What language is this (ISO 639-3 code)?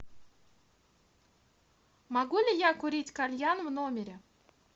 rus